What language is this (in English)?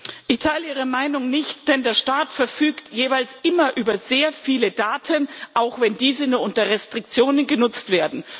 German